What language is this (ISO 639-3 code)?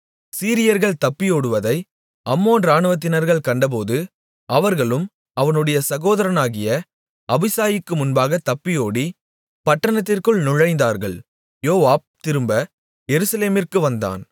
tam